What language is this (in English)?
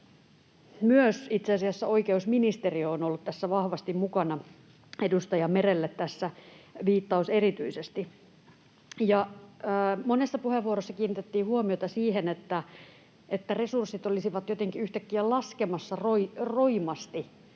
Finnish